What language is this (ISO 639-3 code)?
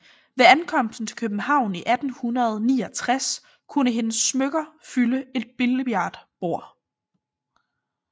dan